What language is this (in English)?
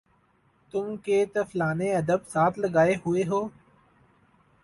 Urdu